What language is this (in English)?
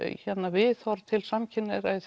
Icelandic